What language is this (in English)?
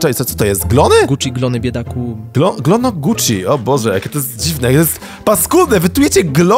Polish